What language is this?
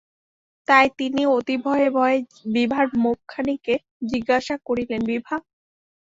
Bangla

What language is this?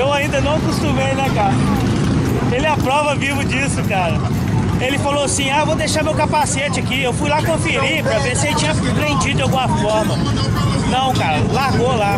Portuguese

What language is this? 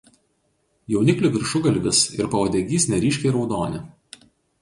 Lithuanian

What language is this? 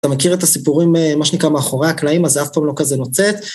Hebrew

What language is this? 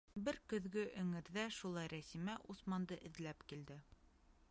Bashkir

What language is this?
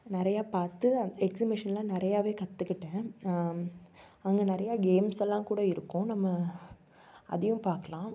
Tamil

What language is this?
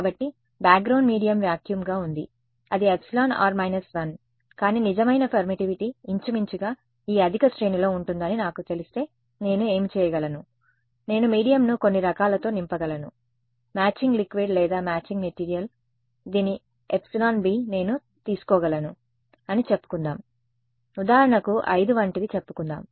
Telugu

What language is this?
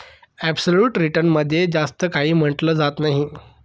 Marathi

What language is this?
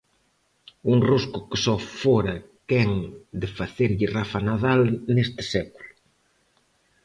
Galician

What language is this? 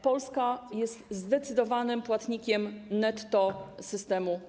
Polish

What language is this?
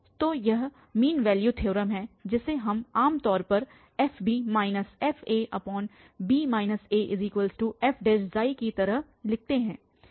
Hindi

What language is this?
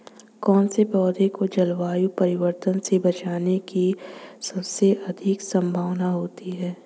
Hindi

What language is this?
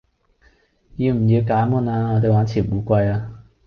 Cantonese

